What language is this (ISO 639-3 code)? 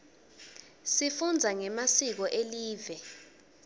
ssw